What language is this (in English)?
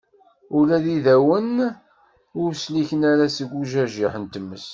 Kabyle